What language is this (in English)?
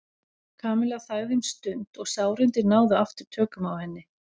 Icelandic